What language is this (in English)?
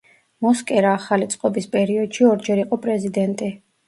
Georgian